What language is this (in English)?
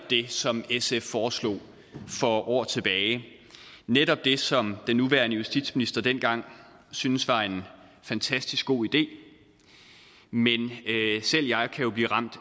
Danish